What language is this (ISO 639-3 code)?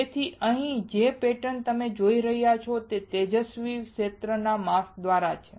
guj